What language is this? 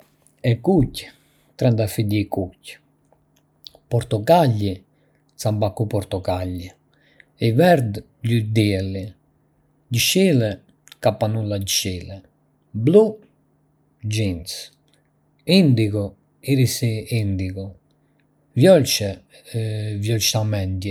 Arbëreshë Albanian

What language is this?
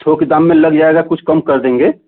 Hindi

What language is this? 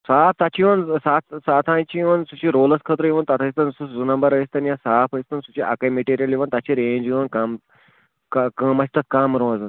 Kashmiri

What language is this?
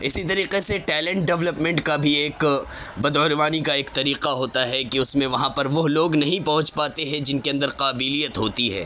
Urdu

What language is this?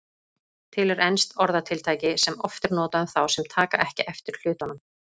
Icelandic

